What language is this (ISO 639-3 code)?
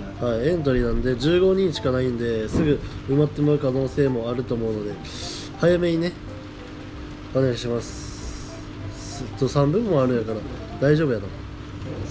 jpn